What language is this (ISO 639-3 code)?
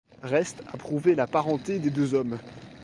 fra